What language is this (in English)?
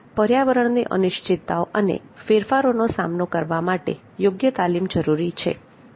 Gujarati